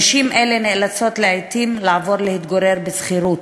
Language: Hebrew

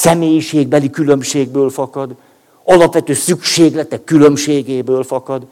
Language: Hungarian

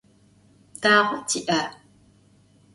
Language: Adyghe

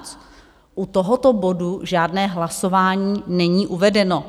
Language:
Czech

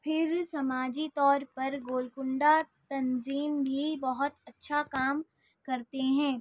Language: Urdu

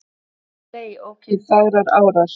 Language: Icelandic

